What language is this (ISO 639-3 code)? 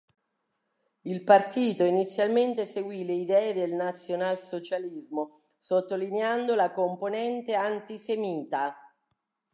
ita